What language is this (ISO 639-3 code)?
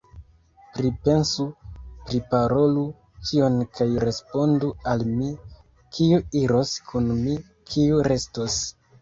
epo